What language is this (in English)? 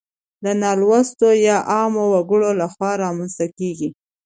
Pashto